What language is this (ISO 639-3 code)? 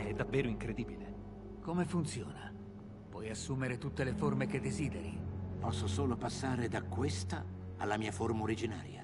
ita